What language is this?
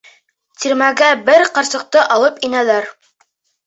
Bashkir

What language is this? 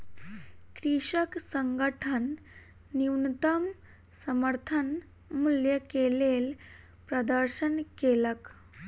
Maithili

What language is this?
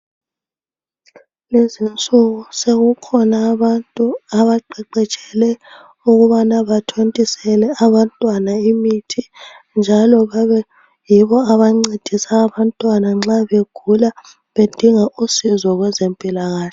North Ndebele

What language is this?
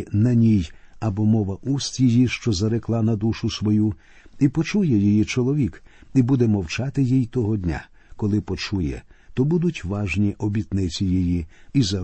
Ukrainian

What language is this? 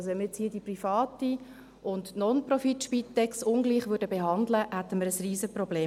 Swiss German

